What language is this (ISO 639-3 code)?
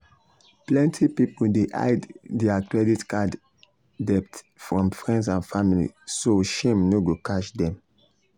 pcm